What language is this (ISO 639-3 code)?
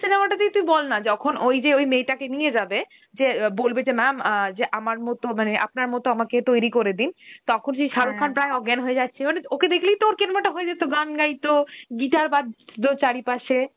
ben